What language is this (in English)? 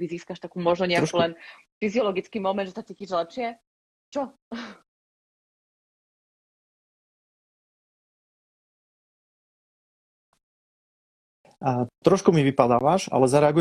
Slovak